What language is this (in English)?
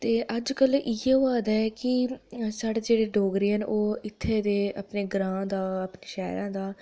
Dogri